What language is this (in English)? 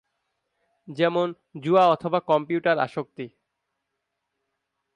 Bangla